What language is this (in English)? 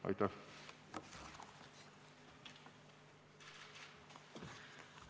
Estonian